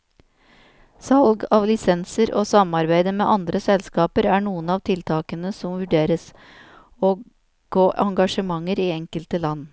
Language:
Norwegian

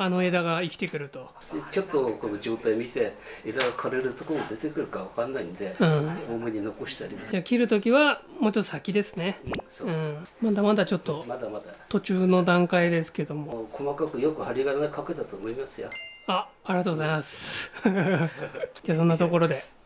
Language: Japanese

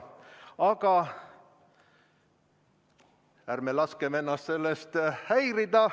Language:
Estonian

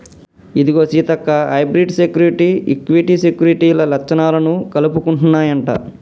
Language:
Telugu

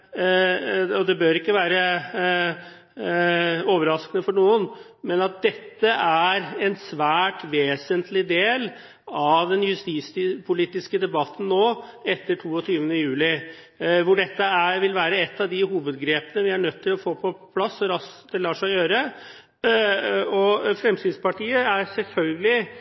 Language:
Norwegian Bokmål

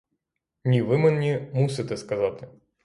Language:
Ukrainian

